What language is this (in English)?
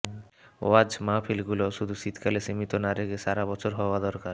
Bangla